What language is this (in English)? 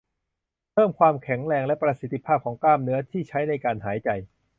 Thai